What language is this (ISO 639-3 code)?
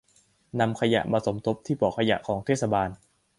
tha